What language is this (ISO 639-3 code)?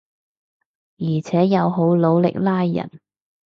yue